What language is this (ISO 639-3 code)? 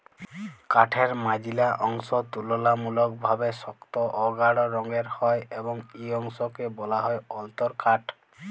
ben